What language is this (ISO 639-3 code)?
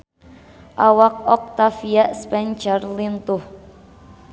sun